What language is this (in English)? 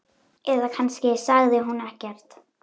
Icelandic